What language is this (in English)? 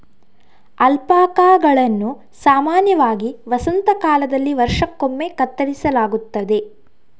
Kannada